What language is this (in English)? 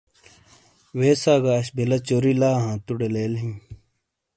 Shina